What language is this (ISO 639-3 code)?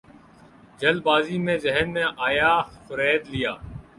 urd